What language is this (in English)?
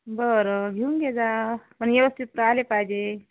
Marathi